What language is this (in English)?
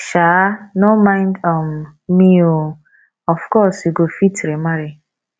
Nigerian Pidgin